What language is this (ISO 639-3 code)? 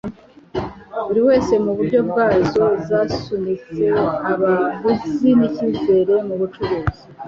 kin